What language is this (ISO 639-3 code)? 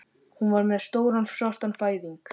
isl